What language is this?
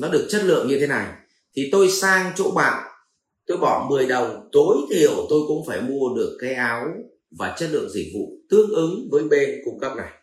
Vietnamese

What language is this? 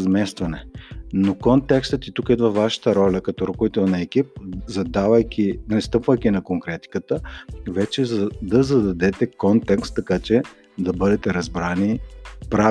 Bulgarian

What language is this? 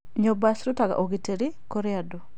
Kikuyu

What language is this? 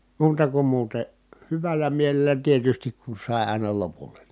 Finnish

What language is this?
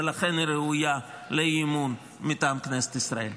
Hebrew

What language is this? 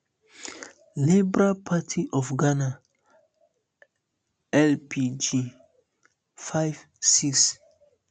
Nigerian Pidgin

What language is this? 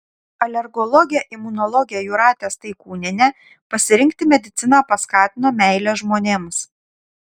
Lithuanian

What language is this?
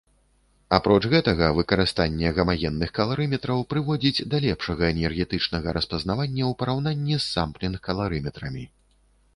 Belarusian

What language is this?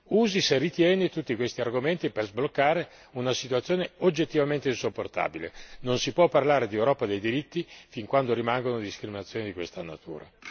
Italian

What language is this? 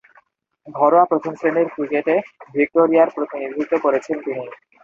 Bangla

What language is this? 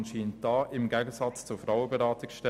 Swiss German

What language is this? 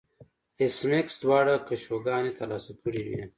Pashto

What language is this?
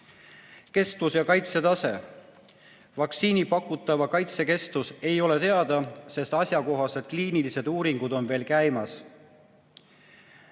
Estonian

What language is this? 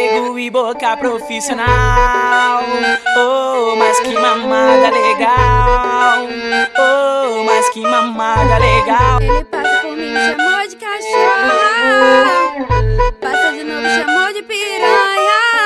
Portuguese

